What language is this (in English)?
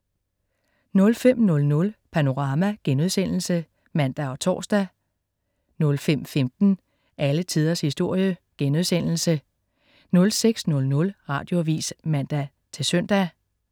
Danish